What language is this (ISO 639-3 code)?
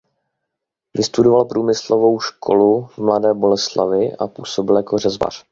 ces